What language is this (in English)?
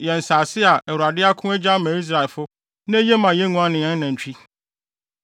Akan